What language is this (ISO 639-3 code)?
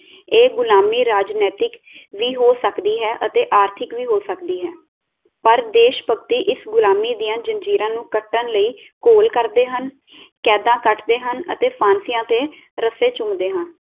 pan